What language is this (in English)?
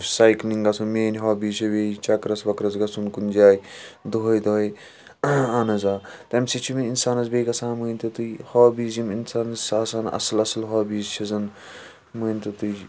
Kashmiri